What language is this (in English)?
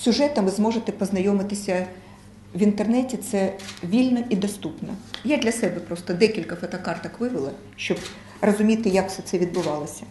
Ukrainian